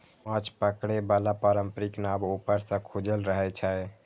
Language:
Maithili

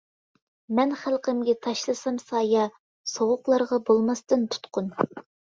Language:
Uyghur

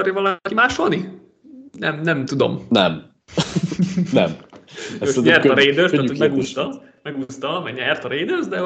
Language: Hungarian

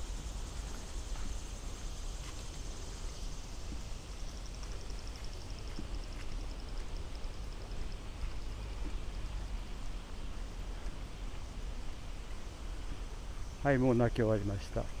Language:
Japanese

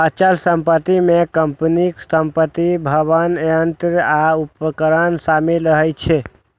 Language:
Maithili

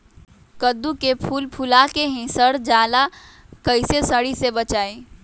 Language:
Magahi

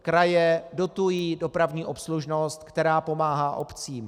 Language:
Czech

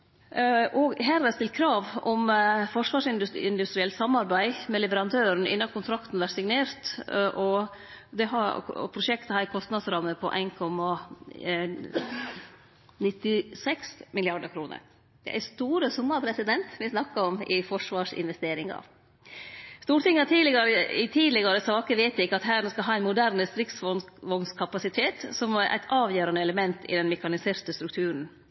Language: Norwegian Nynorsk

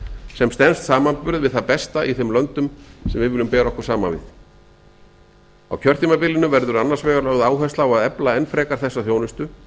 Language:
Icelandic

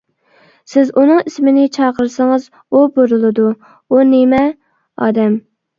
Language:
Uyghur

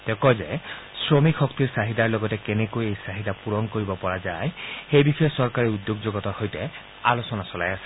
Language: Assamese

